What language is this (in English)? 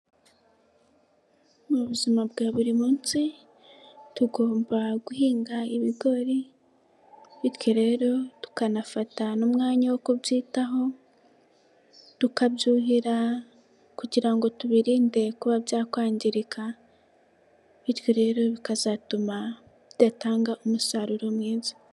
Kinyarwanda